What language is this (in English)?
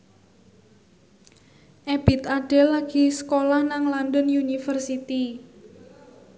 Javanese